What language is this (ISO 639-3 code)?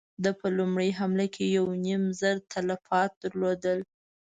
pus